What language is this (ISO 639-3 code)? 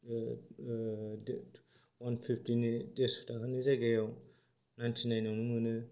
brx